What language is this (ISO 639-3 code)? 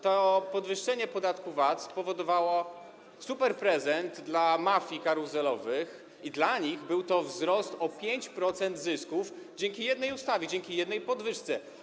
pol